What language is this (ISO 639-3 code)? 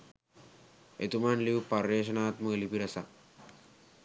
sin